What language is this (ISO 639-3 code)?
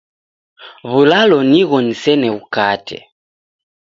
dav